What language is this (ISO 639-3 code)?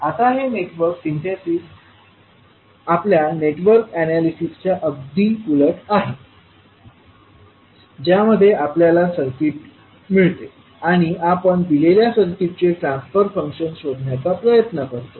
mar